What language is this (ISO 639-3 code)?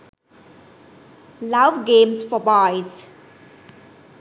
sin